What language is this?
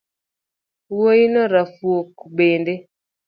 Luo (Kenya and Tanzania)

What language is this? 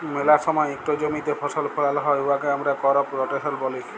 Bangla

